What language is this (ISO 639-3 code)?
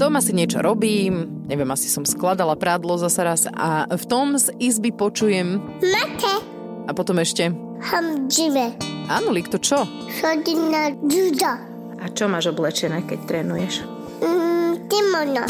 slk